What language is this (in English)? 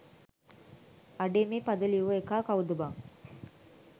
Sinhala